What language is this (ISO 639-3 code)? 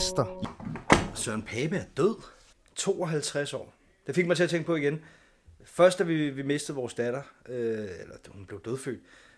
dan